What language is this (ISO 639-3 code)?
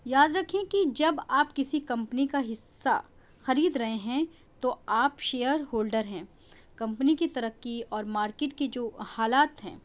urd